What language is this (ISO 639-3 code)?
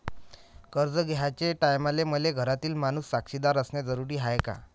mar